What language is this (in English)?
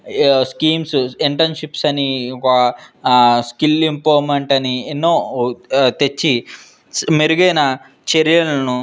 Telugu